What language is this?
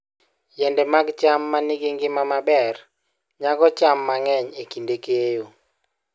Luo (Kenya and Tanzania)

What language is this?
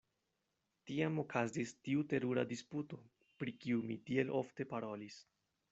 Esperanto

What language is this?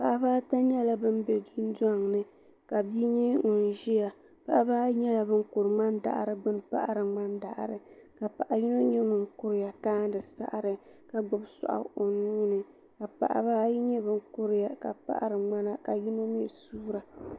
Dagbani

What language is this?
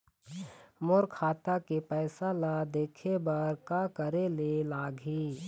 Chhattisgarhi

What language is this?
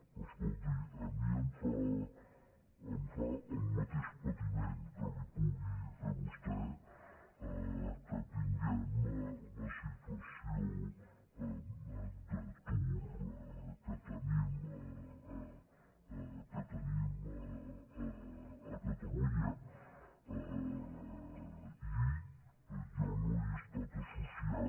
Catalan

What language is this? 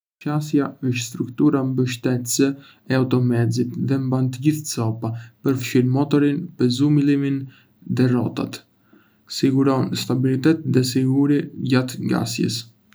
Arbëreshë Albanian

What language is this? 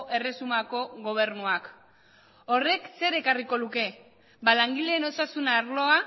Basque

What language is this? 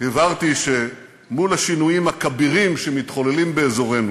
Hebrew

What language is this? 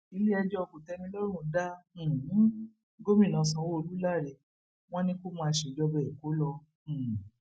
Yoruba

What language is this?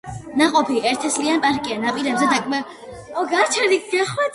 Georgian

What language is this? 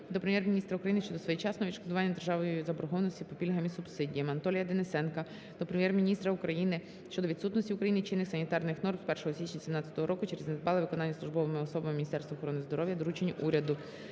Ukrainian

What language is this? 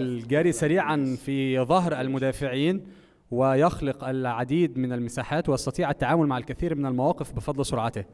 Arabic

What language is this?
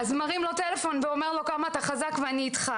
Hebrew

